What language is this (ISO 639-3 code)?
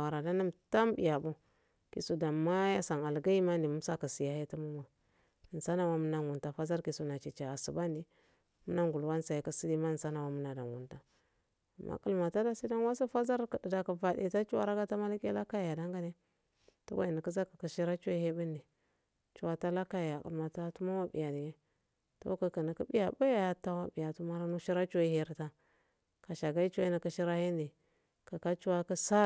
aal